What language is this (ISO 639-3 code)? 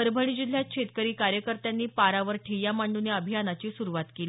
mar